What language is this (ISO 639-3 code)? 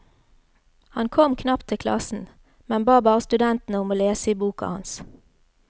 nor